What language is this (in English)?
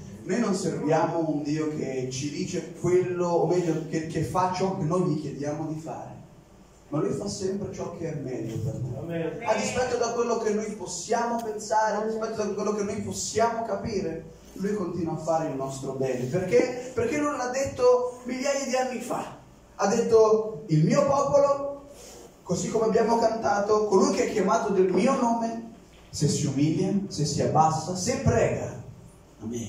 Italian